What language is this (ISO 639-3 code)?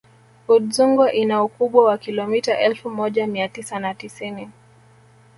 swa